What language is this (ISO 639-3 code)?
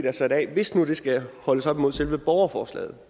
dan